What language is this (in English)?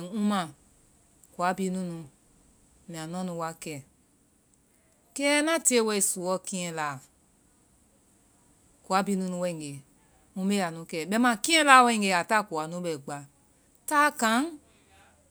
Vai